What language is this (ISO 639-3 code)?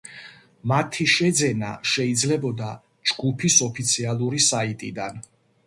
kat